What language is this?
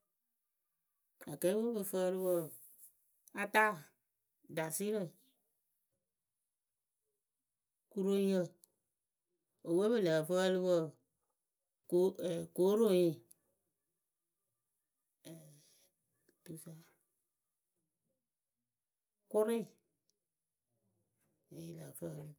Akebu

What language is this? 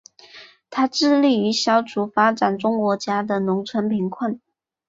Chinese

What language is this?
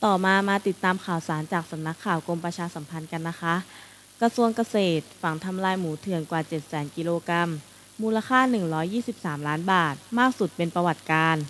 Thai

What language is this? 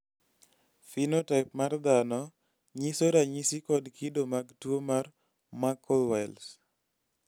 Luo (Kenya and Tanzania)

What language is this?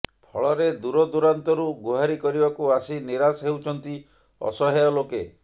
Odia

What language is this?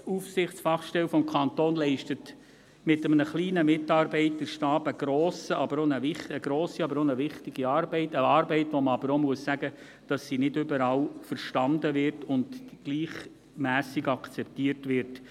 Swiss German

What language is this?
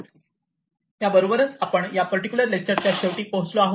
Marathi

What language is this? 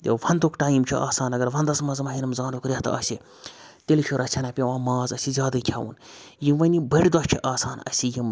Kashmiri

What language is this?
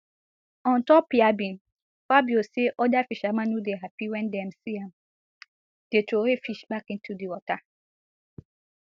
Nigerian Pidgin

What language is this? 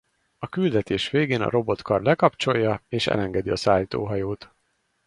Hungarian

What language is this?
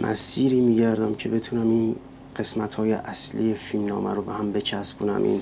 Persian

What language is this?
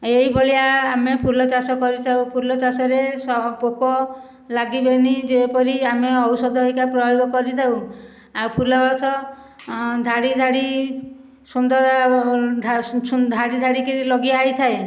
Odia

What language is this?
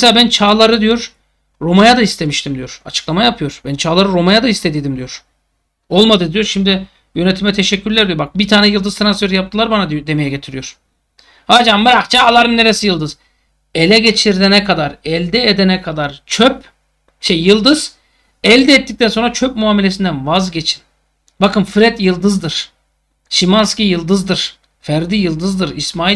Turkish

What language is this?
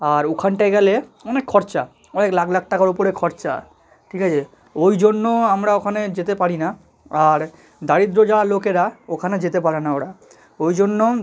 Bangla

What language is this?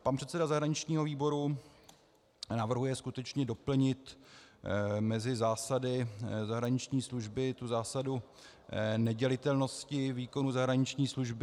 Czech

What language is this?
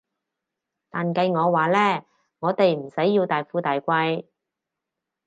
Cantonese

